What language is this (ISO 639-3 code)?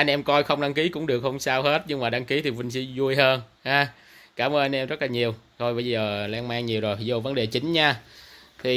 vie